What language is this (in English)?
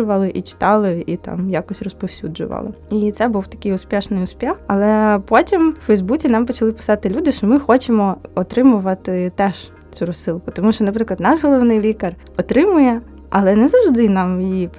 Ukrainian